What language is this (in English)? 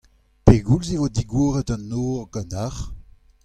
Breton